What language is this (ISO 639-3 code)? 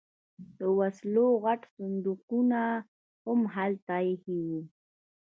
pus